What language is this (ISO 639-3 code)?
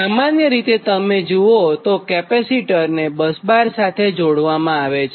guj